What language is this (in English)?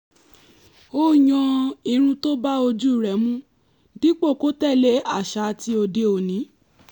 Yoruba